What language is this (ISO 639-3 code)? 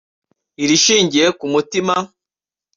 kin